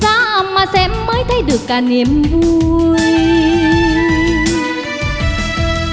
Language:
Vietnamese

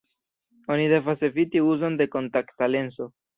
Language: Esperanto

